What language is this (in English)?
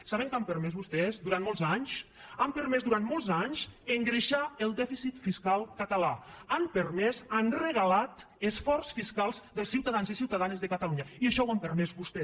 Catalan